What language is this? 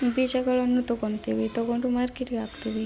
Kannada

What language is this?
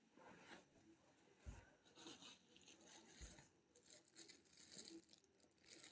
Maithili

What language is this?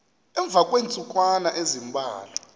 Xhosa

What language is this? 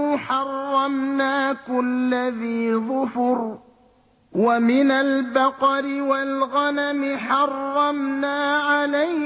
Arabic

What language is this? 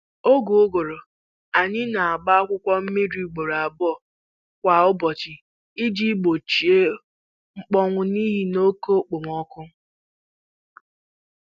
Igbo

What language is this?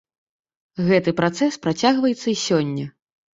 Belarusian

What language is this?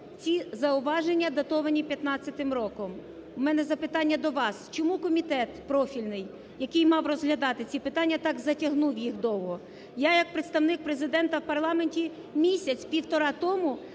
Ukrainian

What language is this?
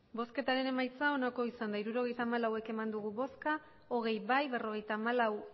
Basque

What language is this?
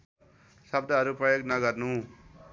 Nepali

